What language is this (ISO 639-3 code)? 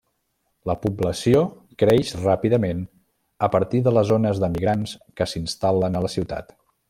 cat